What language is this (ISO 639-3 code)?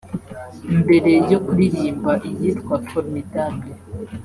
kin